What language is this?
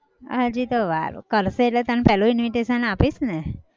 Gujarati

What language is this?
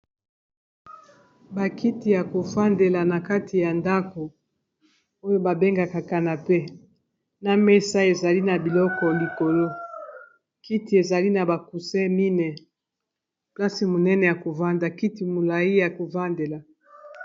Lingala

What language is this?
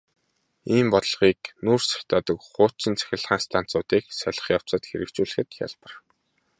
Mongolian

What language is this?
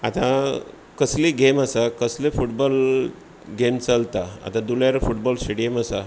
Konkani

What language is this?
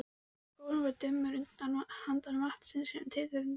Icelandic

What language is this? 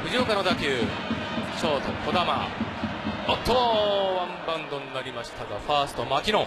Japanese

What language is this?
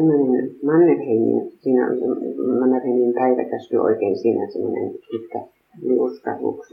Finnish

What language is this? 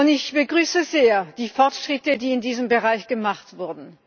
German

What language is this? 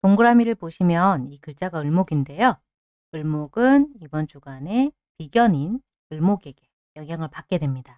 Korean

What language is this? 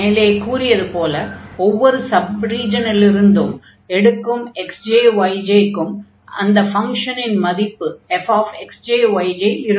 Tamil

